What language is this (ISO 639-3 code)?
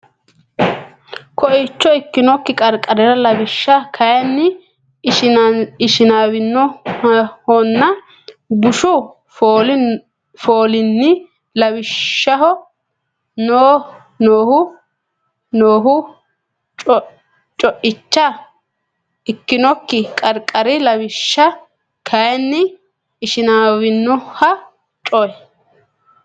sid